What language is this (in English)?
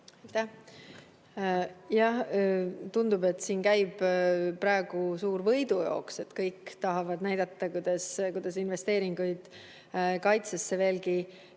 Estonian